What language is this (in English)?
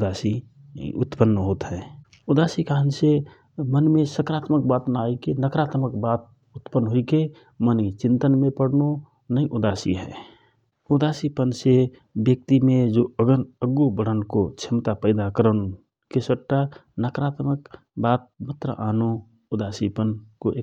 Rana Tharu